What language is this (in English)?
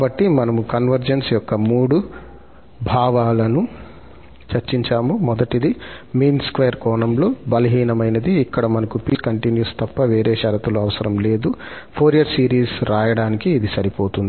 Telugu